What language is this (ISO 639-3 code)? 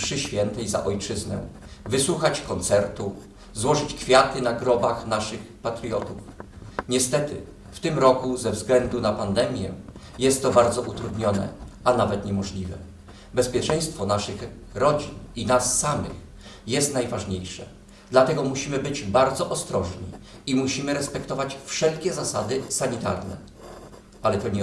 pol